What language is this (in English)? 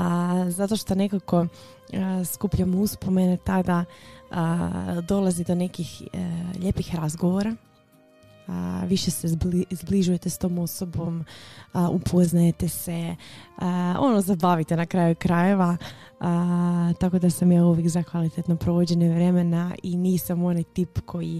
Croatian